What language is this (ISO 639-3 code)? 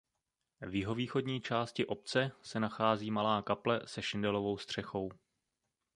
ces